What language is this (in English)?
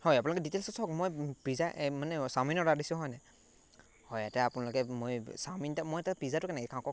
Assamese